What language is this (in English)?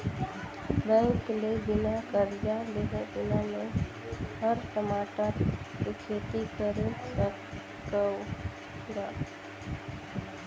Chhattisgarhi